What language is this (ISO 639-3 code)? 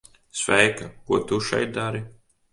lav